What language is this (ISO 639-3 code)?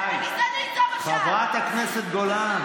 heb